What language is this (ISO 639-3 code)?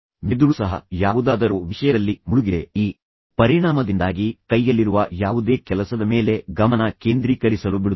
kan